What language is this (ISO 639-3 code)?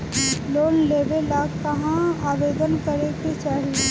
bho